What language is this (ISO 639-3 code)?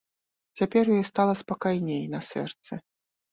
bel